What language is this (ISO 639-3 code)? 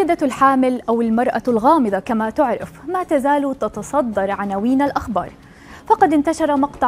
ara